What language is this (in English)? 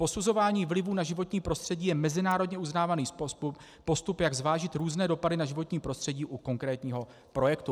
Czech